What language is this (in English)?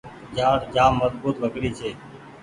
Goaria